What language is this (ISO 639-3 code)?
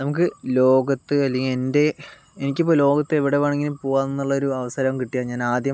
mal